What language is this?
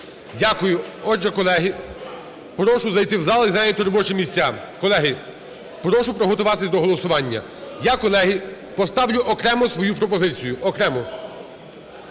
Ukrainian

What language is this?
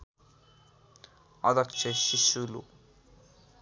Nepali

